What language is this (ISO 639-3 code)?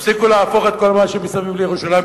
heb